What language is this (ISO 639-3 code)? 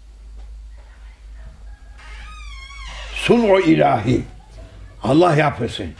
tur